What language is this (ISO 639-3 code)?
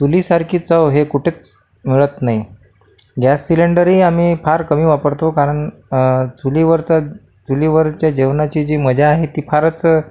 mar